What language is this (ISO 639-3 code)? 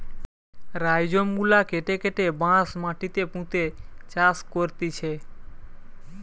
ben